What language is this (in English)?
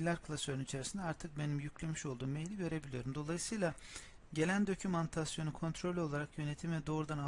Turkish